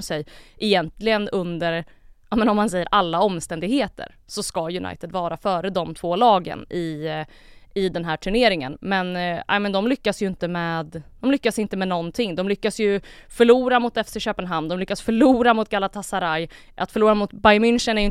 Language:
Swedish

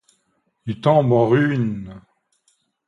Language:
French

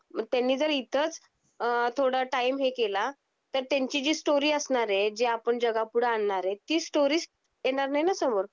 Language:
Marathi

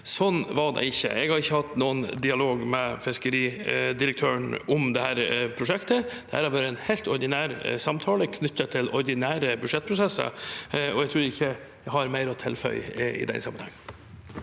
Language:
Norwegian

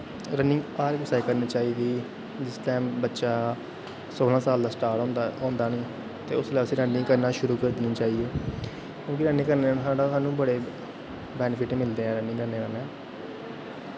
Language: Dogri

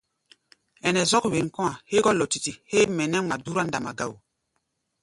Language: Gbaya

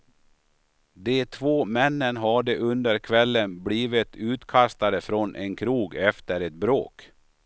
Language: Swedish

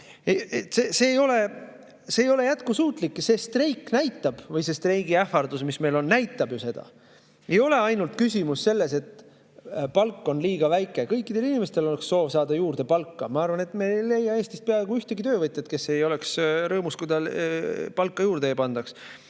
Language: Estonian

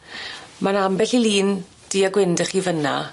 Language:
Welsh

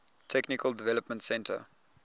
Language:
English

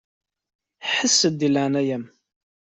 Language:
Kabyle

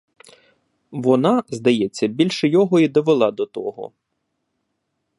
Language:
Ukrainian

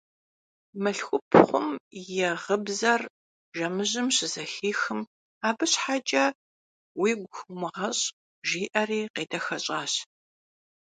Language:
Kabardian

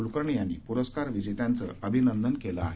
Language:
Marathi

